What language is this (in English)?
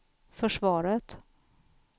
Swedish